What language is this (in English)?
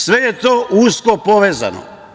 Serbian